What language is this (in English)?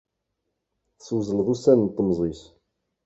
Kabyle